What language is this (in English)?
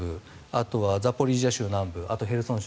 Japanese